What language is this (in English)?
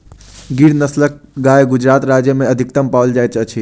Maithili